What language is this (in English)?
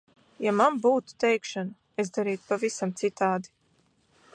Latvian